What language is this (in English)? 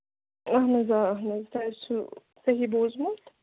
Kashmiri